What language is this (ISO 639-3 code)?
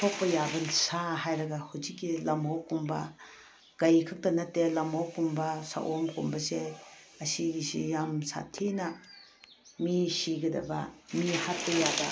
mni